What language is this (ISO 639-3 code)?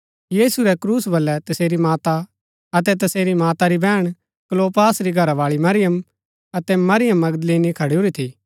gbk